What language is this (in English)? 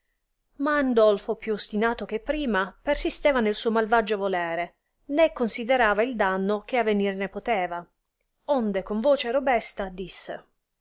Italian